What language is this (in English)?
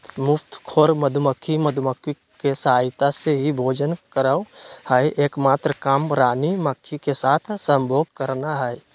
Magahi